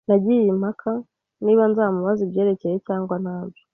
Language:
Kinyarwanda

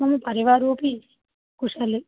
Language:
Sanskrit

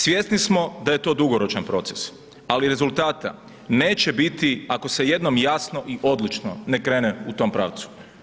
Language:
Croatian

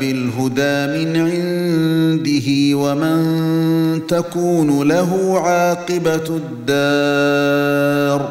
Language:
Arabic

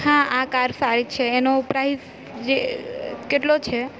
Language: Gujarati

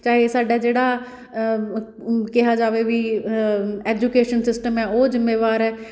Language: Punjabi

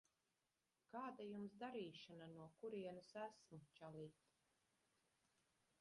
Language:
Latvian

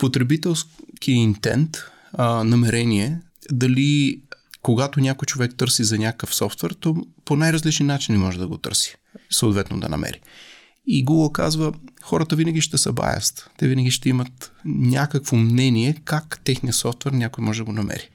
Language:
Bulgarian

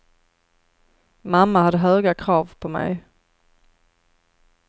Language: Swedish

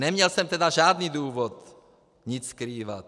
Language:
Czech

